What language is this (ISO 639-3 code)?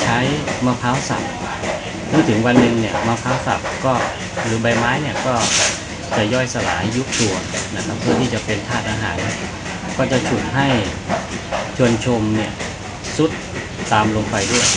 tha